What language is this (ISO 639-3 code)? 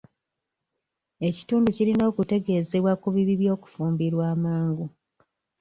lug